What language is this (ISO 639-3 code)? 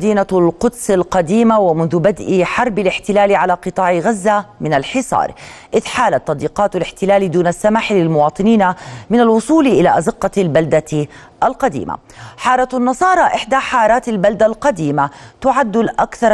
ara